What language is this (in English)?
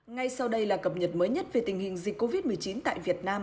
Vietnamese